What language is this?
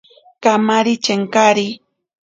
Ashéninka Perené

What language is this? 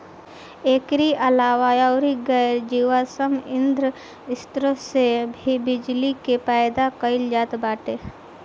Bhojpuri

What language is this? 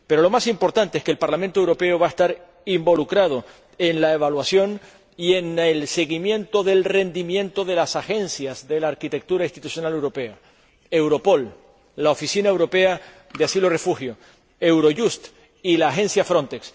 Spanish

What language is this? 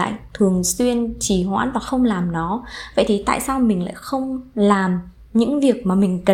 Vietnamese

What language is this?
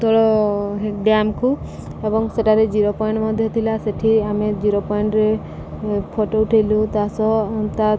Odia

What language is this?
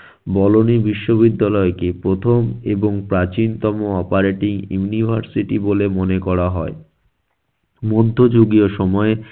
Bangla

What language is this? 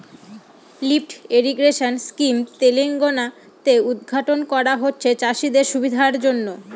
Bangla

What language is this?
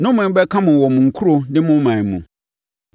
Akan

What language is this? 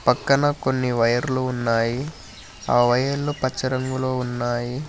Telugu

